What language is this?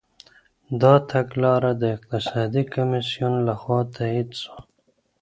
Pashto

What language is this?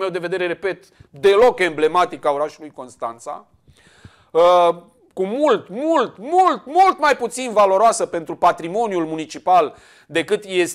Romanian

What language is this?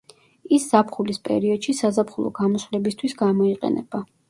Georgian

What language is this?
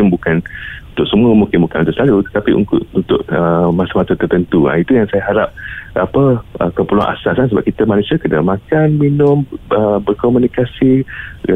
Malay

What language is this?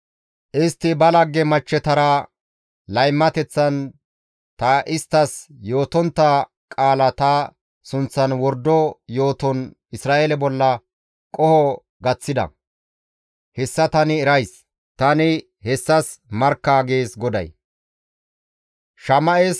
Gamo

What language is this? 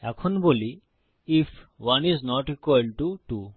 Bangla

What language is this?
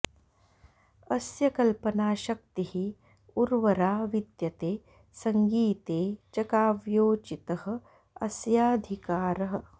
Sanskrit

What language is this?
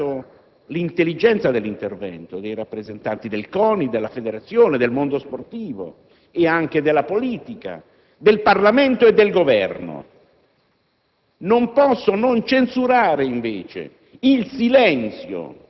Italian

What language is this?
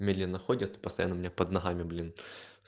Russian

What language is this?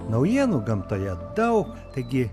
Lithuanian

